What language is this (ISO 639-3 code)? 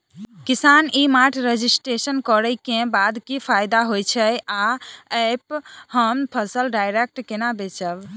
mai